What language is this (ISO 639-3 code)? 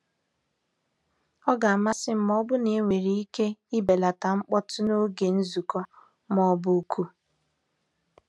ibo